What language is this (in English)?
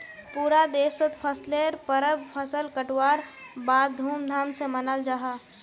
Magahi